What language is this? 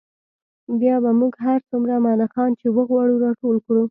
Pashto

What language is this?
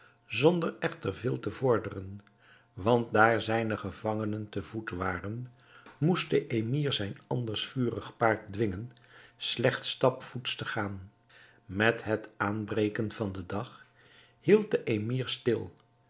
Dutch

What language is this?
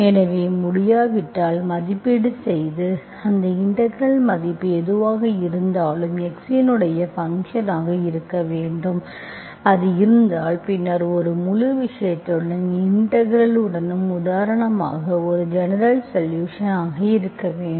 Tamil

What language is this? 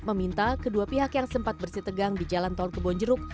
Indonesian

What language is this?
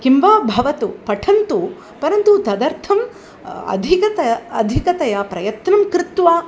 Sanskrit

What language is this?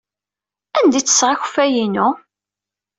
Kabyle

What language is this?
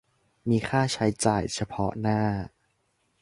Thai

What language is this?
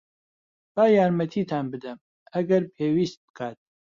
Central Kurdish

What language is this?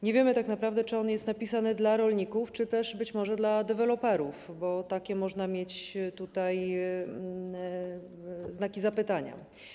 Polish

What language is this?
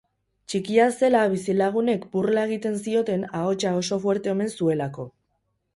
Basque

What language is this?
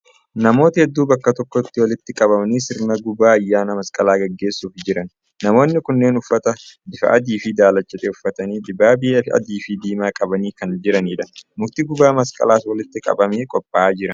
Oromo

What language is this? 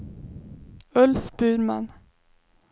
Swedish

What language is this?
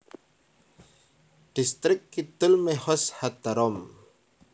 Javanese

